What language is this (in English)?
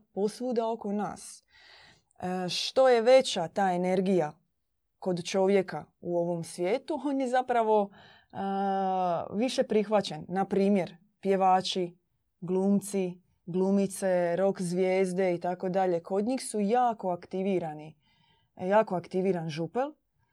Croatian